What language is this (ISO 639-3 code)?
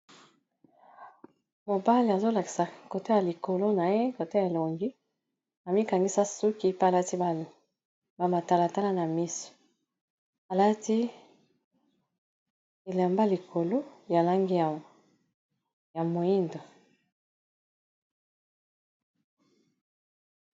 lin